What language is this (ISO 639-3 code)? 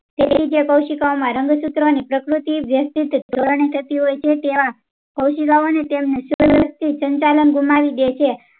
guj